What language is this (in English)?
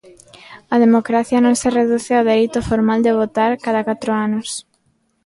Galician